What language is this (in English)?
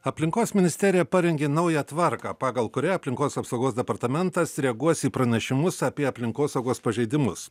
Lithuanian